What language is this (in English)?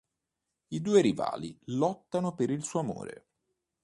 Italian